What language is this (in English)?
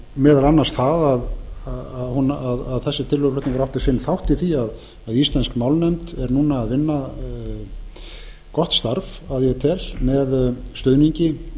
Icelandic